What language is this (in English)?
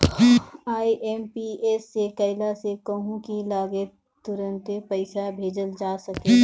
Bhojpuri